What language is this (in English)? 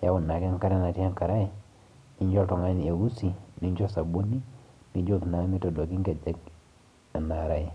Masai